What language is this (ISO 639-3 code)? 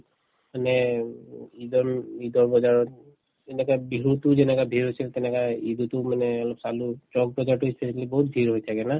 asm